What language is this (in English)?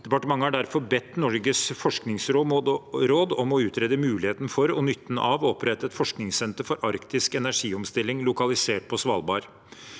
Norwegian